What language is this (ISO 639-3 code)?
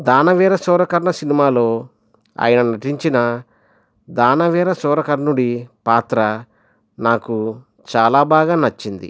tel